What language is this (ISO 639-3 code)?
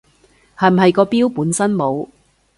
yue